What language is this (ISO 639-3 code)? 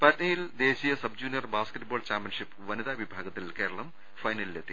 mal